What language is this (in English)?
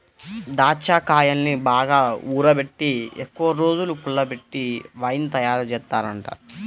Telugu